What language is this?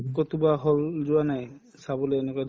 Assamese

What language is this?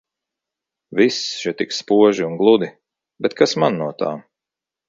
Latvian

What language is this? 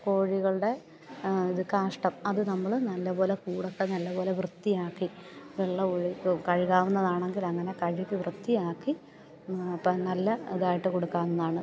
Malayalam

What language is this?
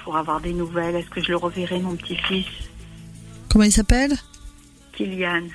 French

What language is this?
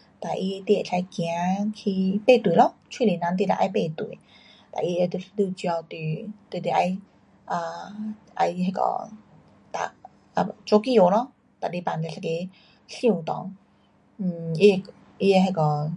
Pu-Xian Chinese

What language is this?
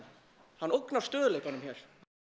Icelandic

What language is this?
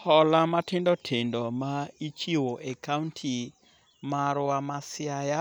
Luo (Kenya and Tanzania)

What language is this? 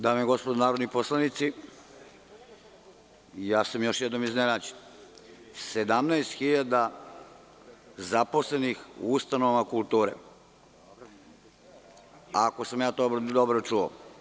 Serbian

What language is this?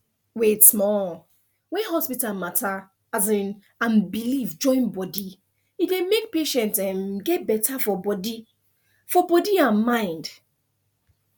Nigerian Pidgin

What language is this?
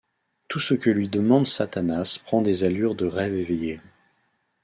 French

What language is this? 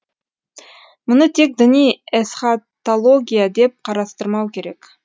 Kazakh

